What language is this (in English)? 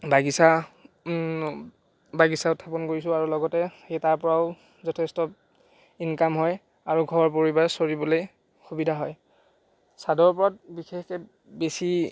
Assamese